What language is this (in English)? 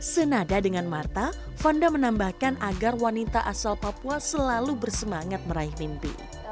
Indonesian